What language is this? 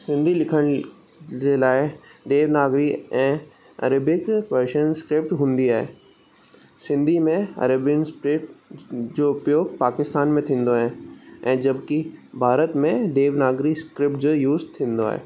Sindhi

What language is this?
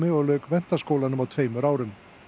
Icelandic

